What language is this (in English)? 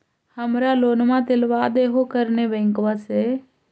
Magahi